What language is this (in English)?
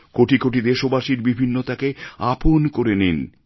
Bangla